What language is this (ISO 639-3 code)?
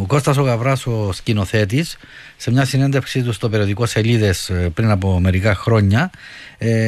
ell